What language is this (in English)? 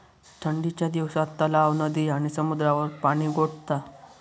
Marathi